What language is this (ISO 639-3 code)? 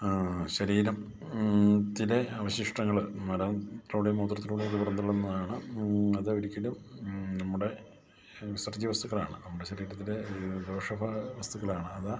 mal